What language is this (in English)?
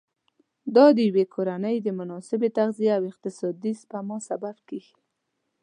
Pashto